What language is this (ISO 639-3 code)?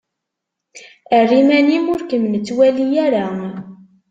kab